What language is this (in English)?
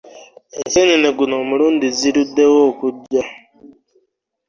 Ganda